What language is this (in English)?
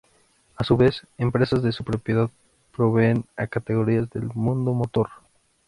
Spanish